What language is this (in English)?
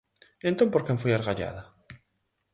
Galician